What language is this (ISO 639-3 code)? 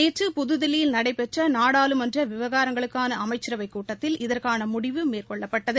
tam